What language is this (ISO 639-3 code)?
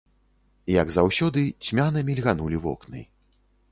bel